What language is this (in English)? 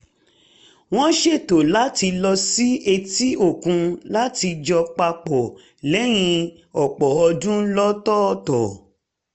Yoruba